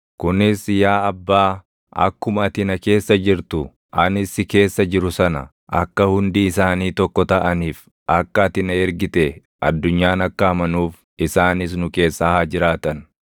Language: Oromo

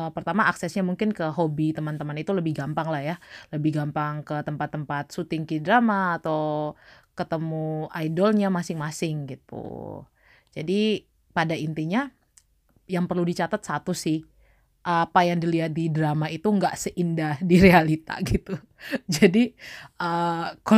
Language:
Indonesian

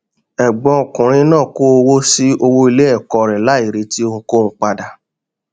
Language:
Yoruba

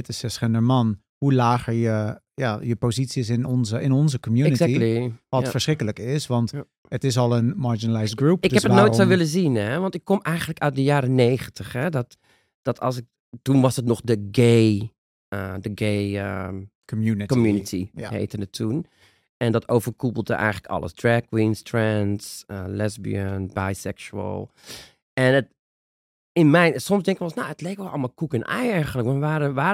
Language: Dutch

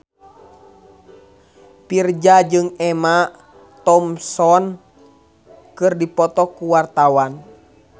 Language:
Sundanese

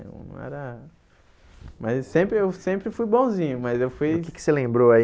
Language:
Portuguese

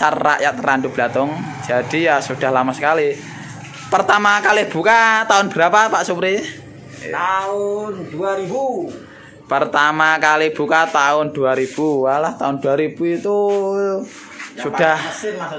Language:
Indonesian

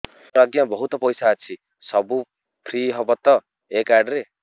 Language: Odia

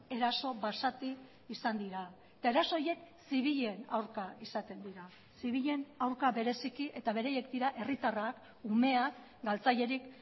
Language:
Basque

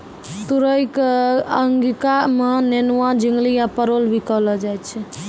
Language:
Maithili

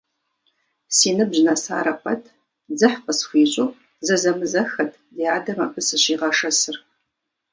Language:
Kabardian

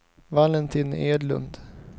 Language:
Swedish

